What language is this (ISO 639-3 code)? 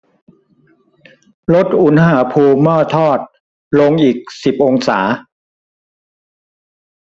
tha